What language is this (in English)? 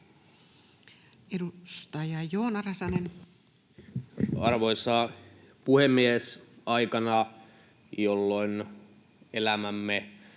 Finnish